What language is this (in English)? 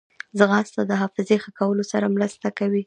Pashto